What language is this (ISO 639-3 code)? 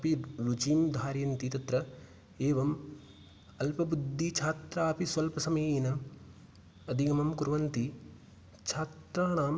san